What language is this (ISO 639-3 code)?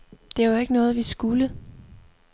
dan